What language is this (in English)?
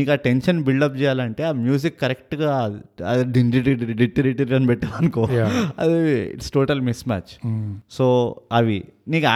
Telugu